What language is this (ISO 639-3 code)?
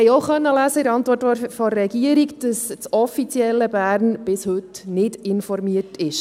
gsw